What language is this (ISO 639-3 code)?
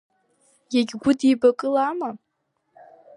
abk